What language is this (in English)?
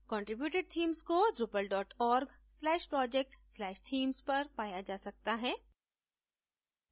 Hindi